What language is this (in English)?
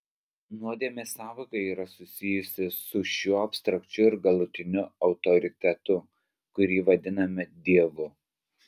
Lithuanian